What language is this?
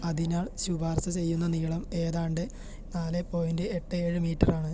Malayalam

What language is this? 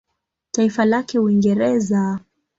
Swahili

